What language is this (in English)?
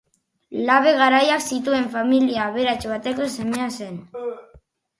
Basque